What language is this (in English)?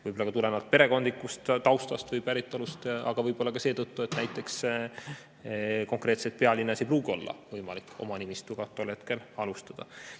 Estonian